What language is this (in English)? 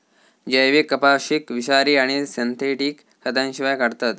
Marathi